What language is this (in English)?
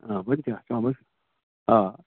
Sindhi